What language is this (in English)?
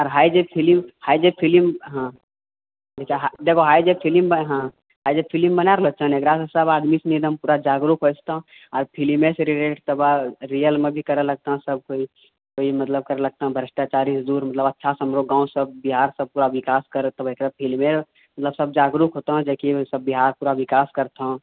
Maithili